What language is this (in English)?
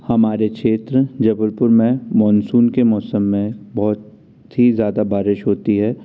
Hindi